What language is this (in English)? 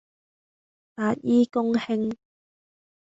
Cantonese